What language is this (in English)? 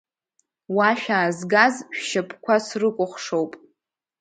Abkhazian